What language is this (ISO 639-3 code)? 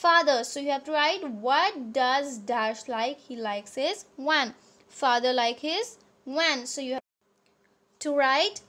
eng